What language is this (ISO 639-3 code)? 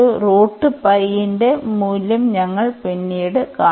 mal